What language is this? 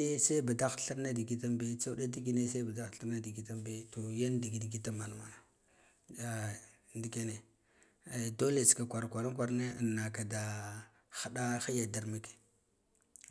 Guduf-Gava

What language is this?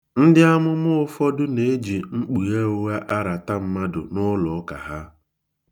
Igbo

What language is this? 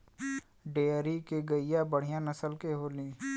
Bhojpuri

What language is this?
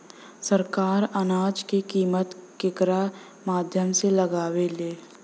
Bhojpuri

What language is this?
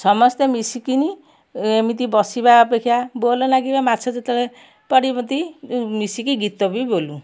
Odia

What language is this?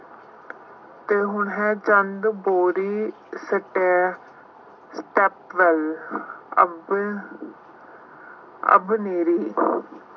Punjabi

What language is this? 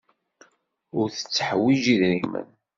Kabyle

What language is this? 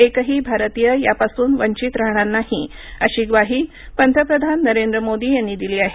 Marathi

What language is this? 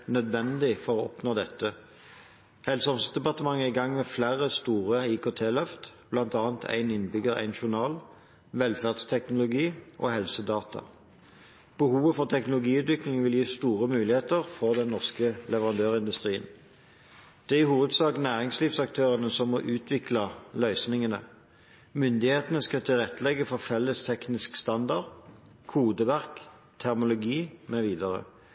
Norwegian Bokmål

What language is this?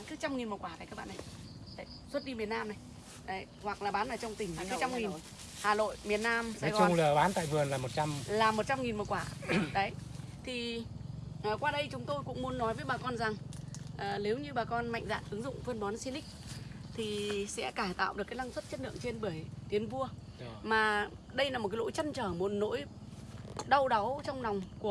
Vietnamese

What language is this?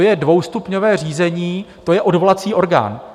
Czech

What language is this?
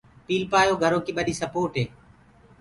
Gurgula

